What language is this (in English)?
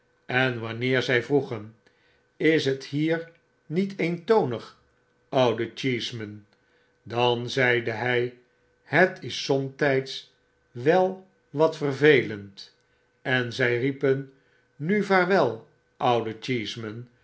Dutch